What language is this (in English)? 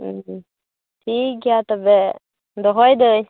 Santali